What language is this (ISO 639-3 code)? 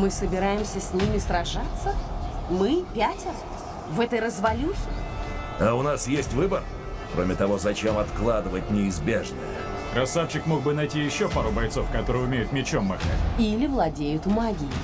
rus